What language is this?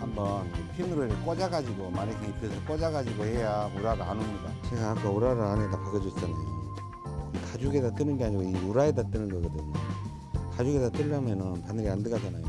Korean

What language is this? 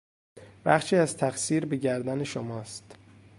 Persian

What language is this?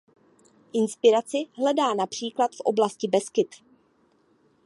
Czech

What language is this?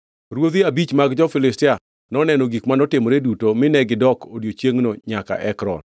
Luo (Kenya and Tanzania)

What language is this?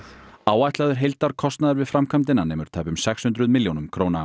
Icelandic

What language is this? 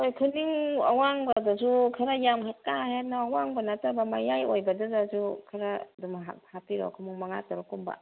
Manipuri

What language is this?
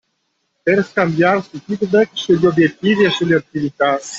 Italian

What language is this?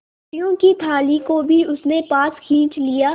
Hindi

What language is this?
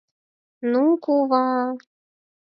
Mari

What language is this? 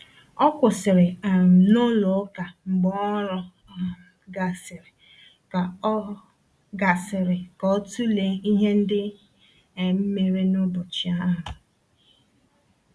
Igbo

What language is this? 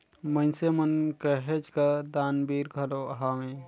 Chhattisgarhi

